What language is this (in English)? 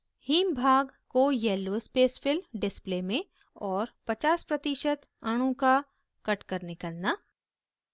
Hindi